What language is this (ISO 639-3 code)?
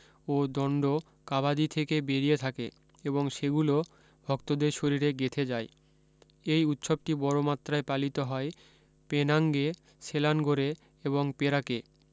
ben